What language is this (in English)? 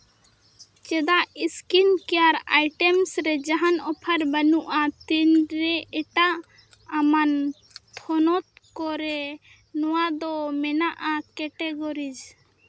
Santali